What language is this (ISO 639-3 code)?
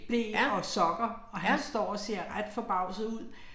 dan